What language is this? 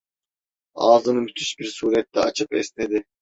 Turkish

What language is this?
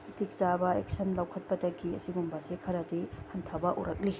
Manipuri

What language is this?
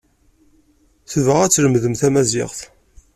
Kabyle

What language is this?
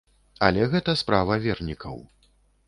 Belarusian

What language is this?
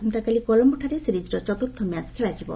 Odia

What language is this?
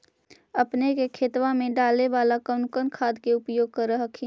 Magahi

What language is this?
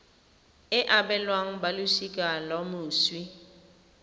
Tswana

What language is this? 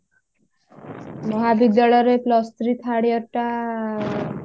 Odia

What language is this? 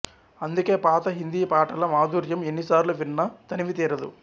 Telugu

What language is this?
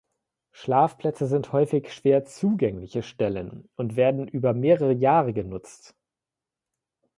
German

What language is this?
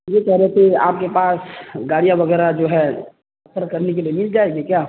Urdu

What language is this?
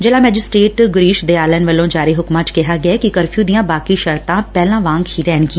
Punjabi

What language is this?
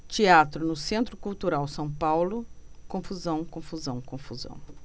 Portuguese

